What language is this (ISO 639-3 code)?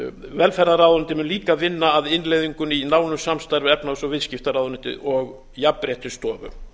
isl